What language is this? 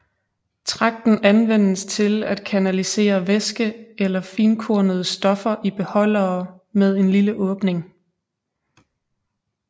Danish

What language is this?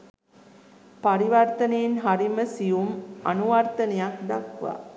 Sinhala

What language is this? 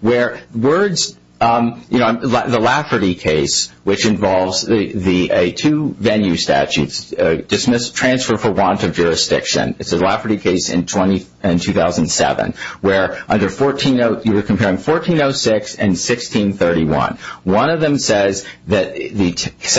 English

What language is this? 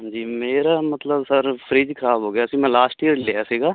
Punjabi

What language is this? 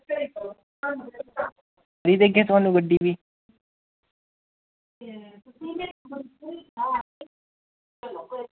Dogri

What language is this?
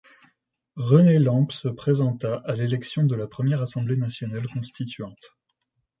French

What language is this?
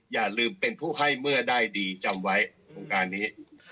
Thai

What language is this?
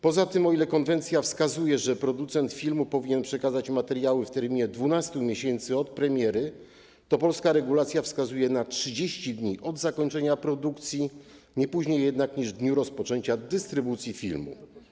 Polish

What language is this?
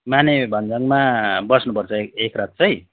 Nepali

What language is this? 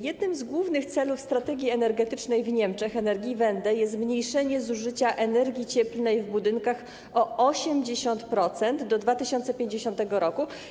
Polish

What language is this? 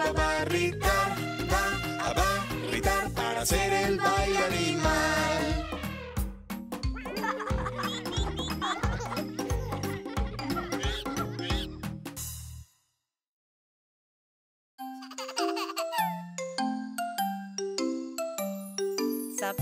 Spanish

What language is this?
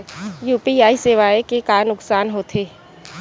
Chhattisgarhi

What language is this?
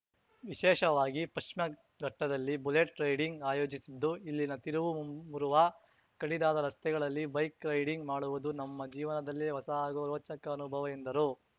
Kannada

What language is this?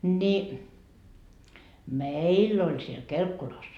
Finnish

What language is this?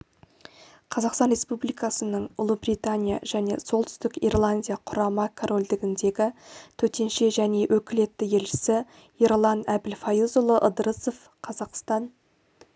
Kazakh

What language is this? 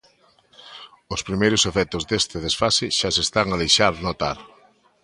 Galician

